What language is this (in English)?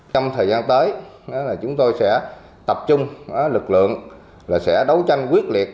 Vietnamese